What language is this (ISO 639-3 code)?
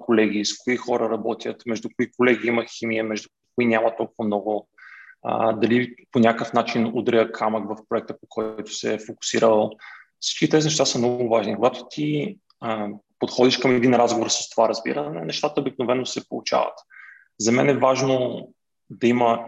bul